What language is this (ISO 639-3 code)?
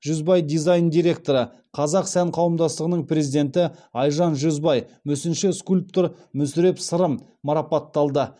kaz